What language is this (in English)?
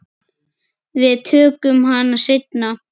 Icelandic